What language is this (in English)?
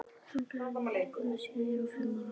Icelandic